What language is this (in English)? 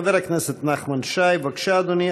Hebrew